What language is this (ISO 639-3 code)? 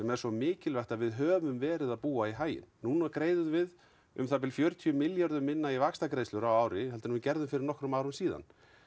isl